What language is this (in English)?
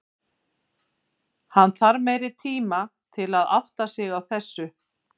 Icelandic